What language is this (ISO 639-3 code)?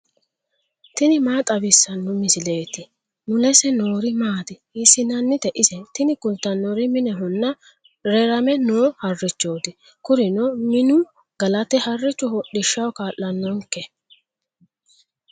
sid